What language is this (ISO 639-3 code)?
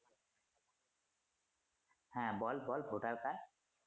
ben